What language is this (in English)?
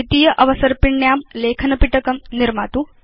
Sanskrit